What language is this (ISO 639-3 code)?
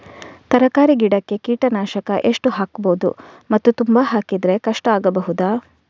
kan